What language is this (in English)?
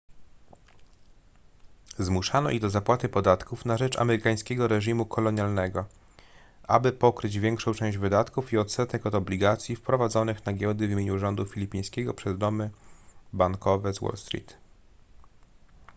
Polish